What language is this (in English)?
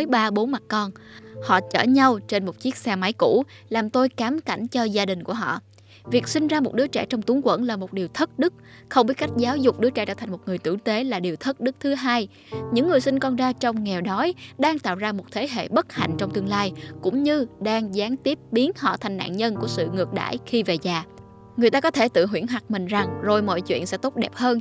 Vietnamese